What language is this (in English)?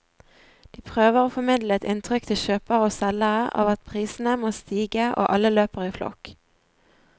Norwegian